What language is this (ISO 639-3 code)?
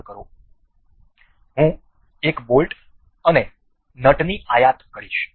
guj